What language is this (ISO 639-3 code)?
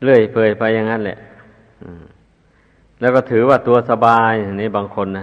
tha